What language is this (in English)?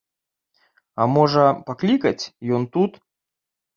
Belarusian